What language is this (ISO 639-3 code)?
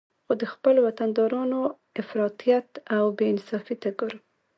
pus